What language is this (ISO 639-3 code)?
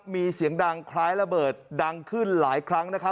tha